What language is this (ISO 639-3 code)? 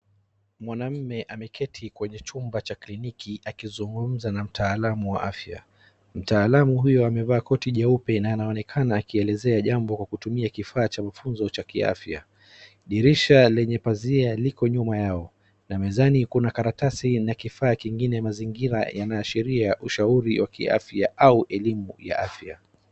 swa